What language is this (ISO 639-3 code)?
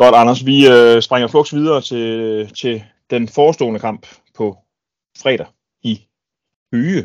dan